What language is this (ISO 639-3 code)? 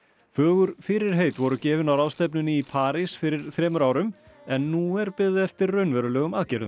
isl